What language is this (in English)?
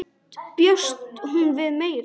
Icelandic